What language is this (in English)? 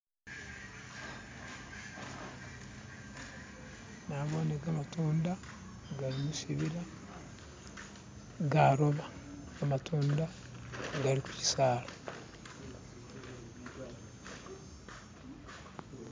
Masaaba